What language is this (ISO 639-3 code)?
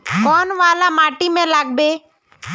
mag